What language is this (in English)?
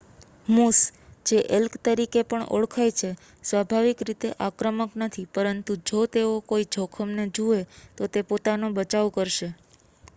Gujarati